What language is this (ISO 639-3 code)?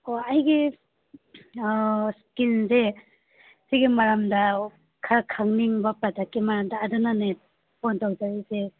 mni